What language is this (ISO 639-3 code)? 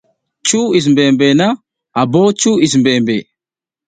giz